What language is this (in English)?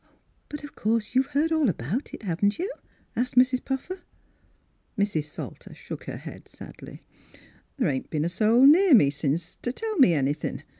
English